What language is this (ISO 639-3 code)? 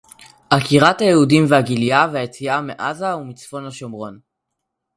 heb